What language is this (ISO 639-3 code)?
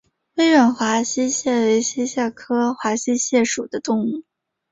zho